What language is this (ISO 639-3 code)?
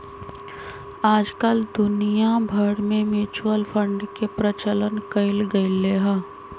mag